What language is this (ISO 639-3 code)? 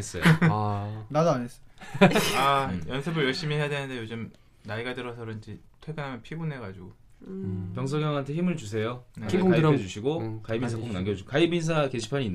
kor